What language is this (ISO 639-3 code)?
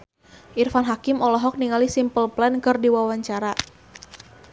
sun